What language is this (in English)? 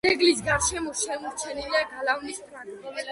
Georgian